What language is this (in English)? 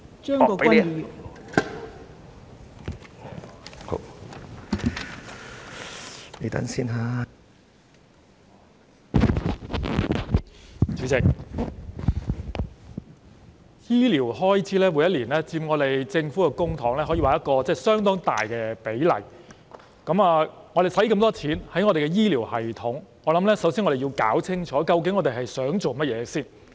Cantonese